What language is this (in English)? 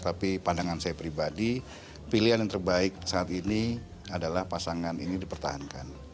Indonesian